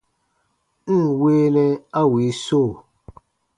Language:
Baatonum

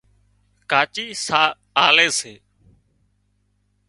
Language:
Wadiyara Koli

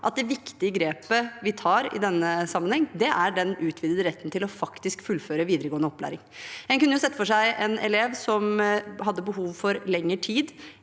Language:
Norwegian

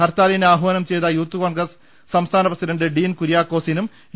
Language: Malayalam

